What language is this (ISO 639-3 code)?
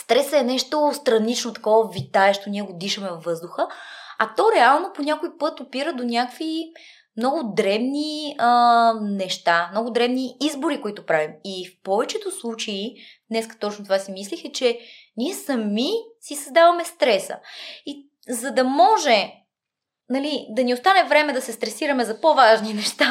bul